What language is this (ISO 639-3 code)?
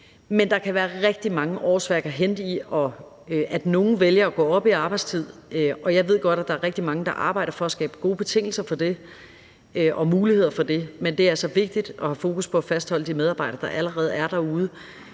dan